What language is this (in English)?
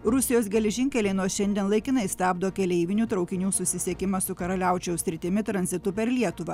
Lithuanian